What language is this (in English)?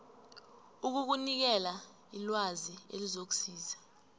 South Ndebele